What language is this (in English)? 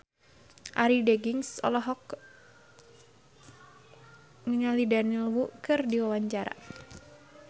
Sundanese